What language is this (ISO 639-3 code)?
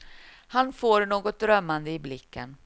swe